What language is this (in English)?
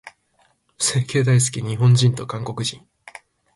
Japanese